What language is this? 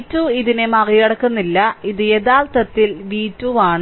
Malayalam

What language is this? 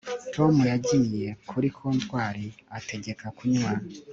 Kinyarwanda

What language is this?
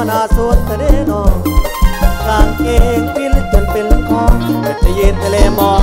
Thai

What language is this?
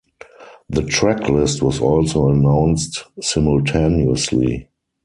English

